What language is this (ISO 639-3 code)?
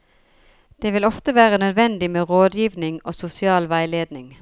nor